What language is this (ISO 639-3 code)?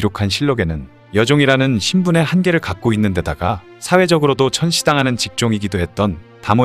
kor